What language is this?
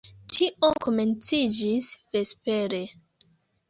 Esperanto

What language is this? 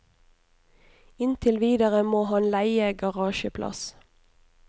Norwegian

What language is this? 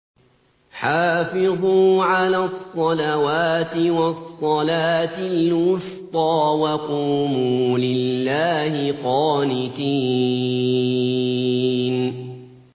Arabic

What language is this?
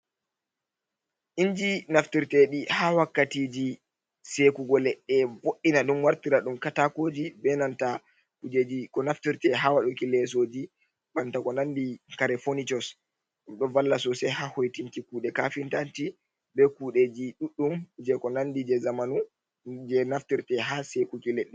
Fula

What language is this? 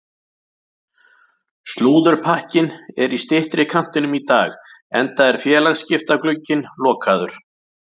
Icelandic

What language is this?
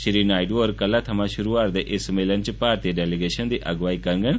Dogri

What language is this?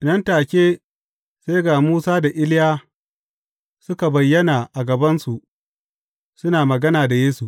Hausa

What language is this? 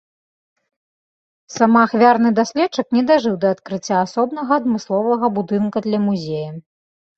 Belarusian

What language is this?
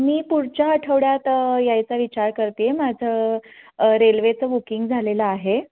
Marathi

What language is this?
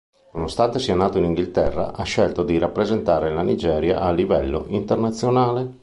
Italian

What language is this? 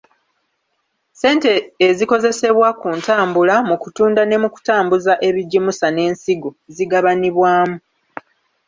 Ganda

